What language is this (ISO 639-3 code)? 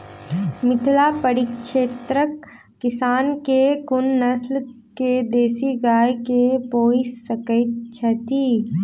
mai